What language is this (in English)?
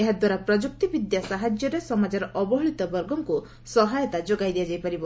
Odia